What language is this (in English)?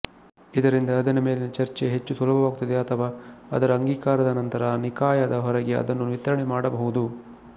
Kannada